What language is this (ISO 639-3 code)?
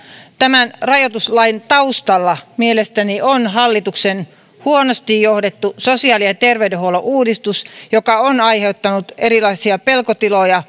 fin